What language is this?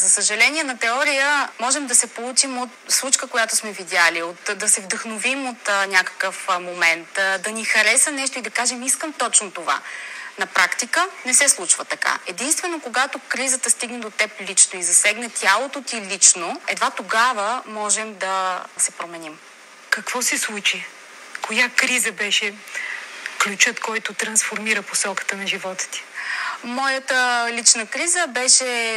Bulgarian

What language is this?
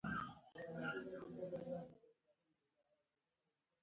Pashto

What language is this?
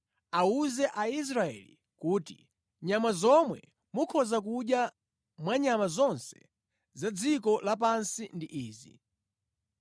Nyanja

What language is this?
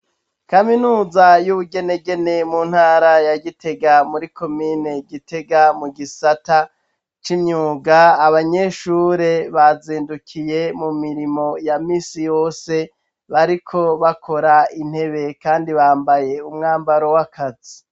Rundi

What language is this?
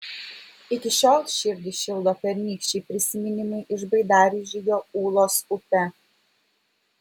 Lithuanian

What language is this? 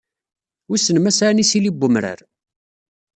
Kabyle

